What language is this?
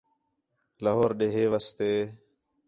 Khetrani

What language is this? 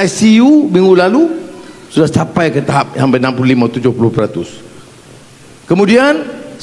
Malay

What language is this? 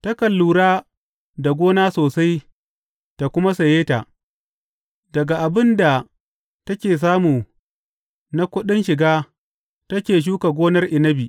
Hausa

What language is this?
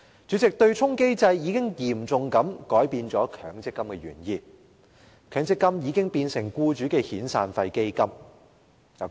Cantonese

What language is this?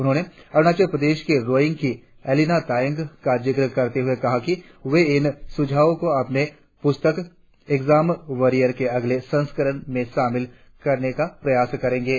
Hindi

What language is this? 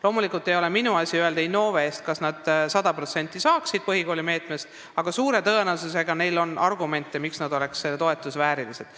Estonian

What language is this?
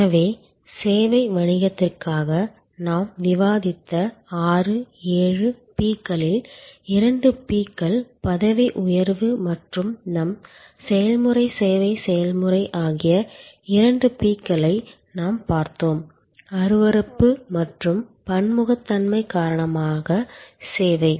Tamil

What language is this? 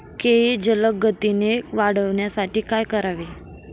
Marathi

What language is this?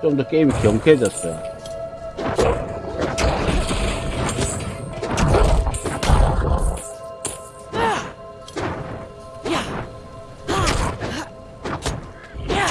Korean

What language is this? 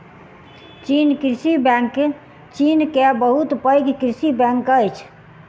Maithili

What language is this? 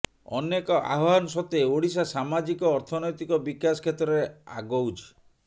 Odia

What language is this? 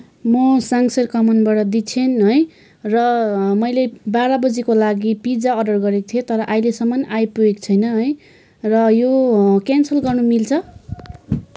Nepali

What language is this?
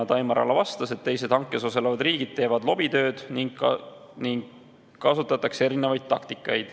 Estonian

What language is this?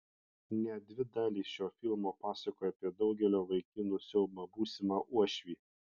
Lithuanian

